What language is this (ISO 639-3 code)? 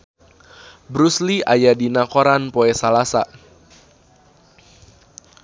sun